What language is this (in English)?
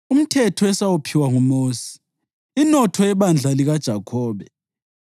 North Ndebele